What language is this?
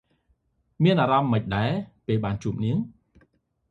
Khmer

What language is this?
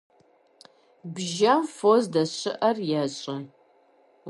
Kabardian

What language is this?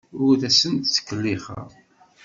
Kabyle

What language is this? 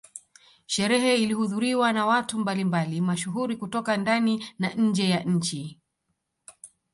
Swahili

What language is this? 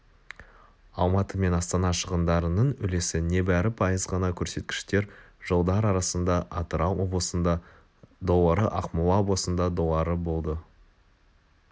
Kazakh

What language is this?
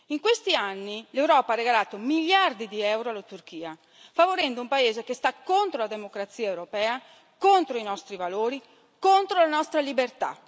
Italian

